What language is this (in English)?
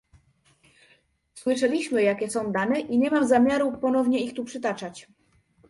Polish